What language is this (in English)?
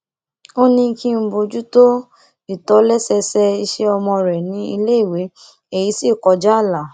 Yoruba